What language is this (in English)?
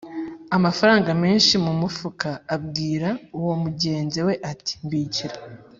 Kinyarwanda